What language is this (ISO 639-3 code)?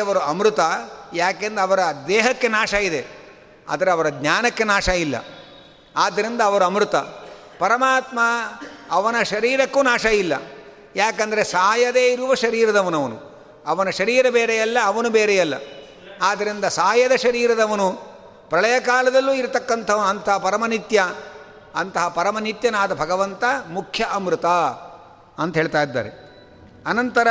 kan